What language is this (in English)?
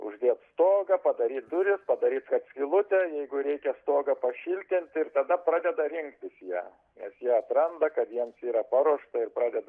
Lithuanian